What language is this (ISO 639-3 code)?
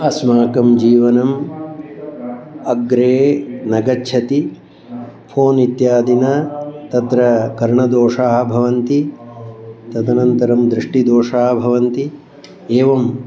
san